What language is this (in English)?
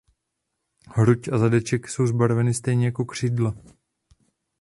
Czech